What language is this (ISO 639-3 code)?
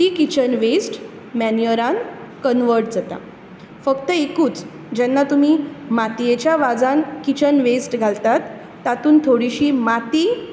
kok